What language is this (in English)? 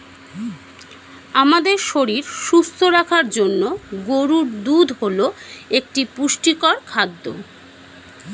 Bangla